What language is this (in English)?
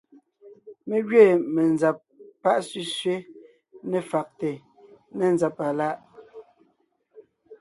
Ngiemboon